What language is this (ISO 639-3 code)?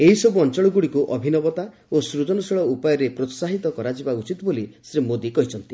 ori